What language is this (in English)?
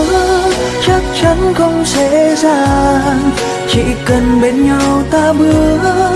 Vietnamese